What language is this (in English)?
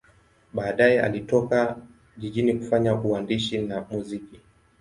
Swahili